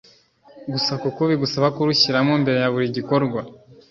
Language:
Kinyarwanda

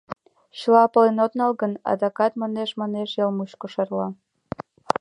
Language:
Mari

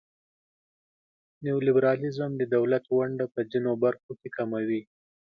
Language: Pashto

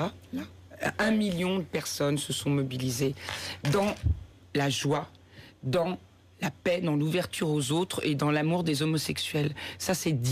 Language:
French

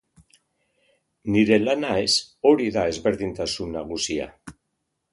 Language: Basque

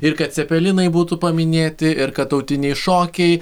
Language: Lithuanian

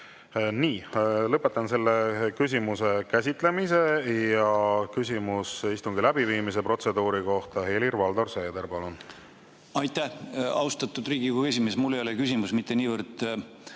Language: Estonian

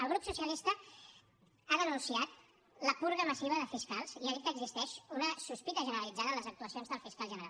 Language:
Catalan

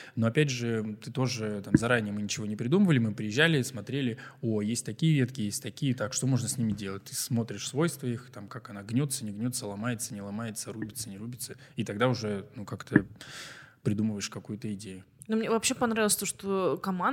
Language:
Russian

